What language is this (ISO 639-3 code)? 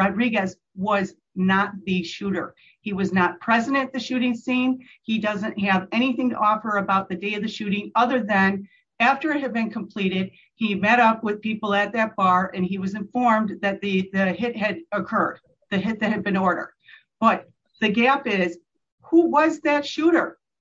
eng